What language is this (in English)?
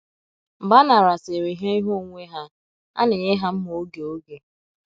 Igbo